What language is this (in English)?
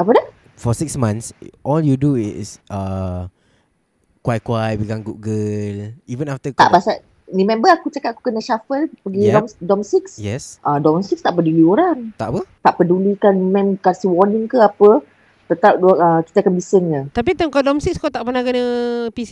Malay